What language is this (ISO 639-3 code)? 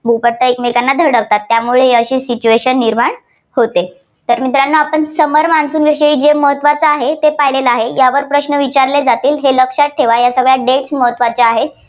mar